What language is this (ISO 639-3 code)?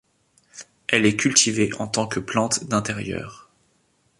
fra